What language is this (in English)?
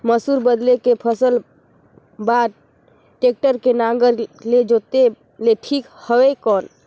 Chhattisgarhi